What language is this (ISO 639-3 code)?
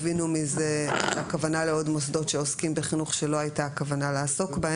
heb